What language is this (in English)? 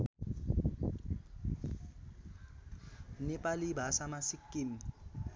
Nepali